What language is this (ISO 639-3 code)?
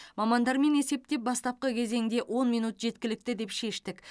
kaz